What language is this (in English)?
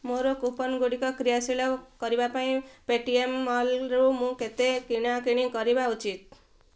Odia